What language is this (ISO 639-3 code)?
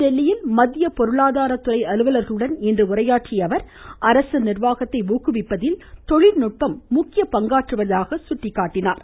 tam